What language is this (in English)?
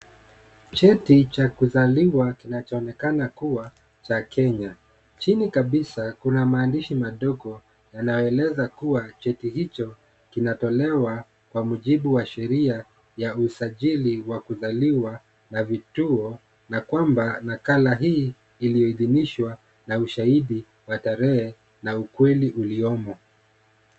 Swahili